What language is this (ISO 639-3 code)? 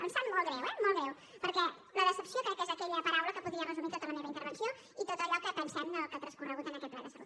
cat